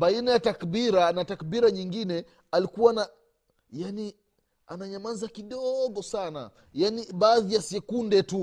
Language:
Swahili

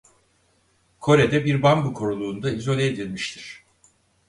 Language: Turkish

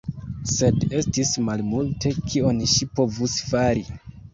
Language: Esperanto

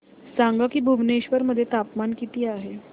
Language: Marathi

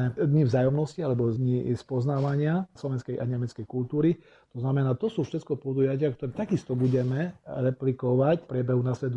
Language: Slovak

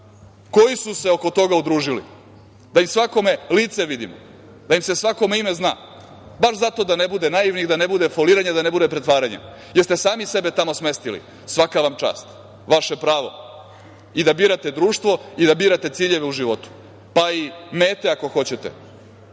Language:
Serbian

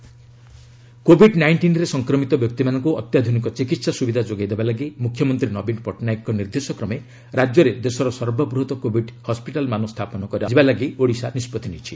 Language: Odia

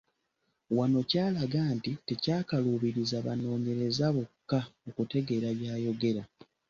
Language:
Ganda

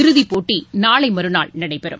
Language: Tamil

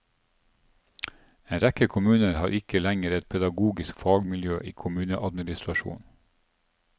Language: Norwegian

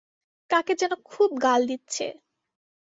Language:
Bangla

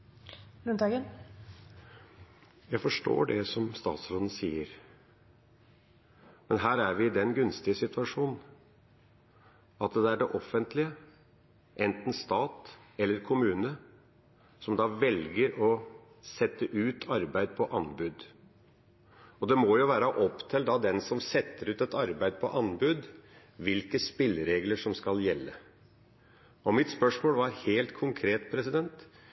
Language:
Norwegian Bokmål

